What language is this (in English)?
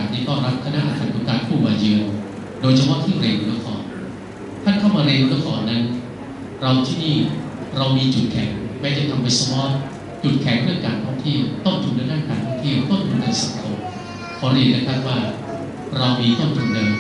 Thai